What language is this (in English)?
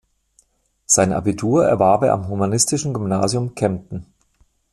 German